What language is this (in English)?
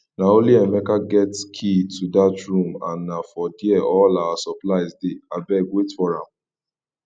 Nigerian Pidgin